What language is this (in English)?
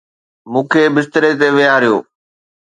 Sindhi